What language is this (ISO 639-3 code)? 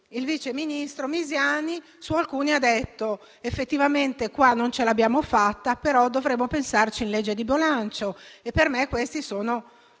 ita